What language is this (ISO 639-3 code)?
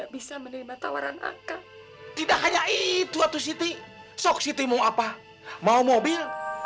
ind